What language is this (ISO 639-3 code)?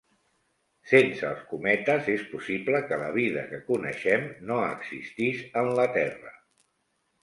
cat